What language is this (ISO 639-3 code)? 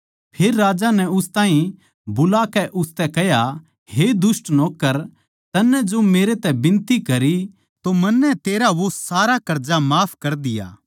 bgc